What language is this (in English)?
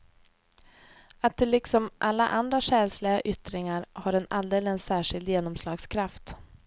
Swedish